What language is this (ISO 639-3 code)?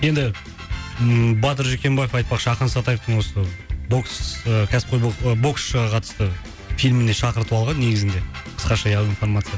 kaz